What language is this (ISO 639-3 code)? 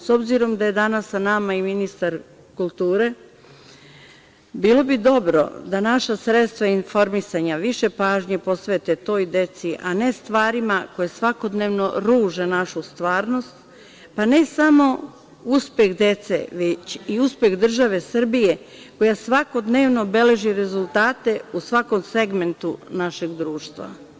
srp